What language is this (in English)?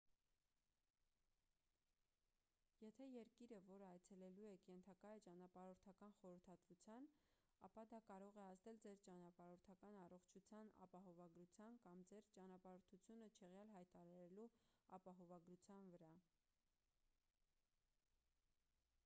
Armenian